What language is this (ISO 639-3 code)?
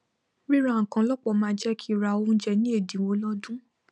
yor